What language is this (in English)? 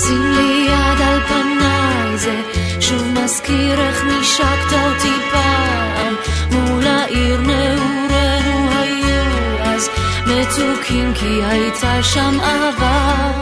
Hebrew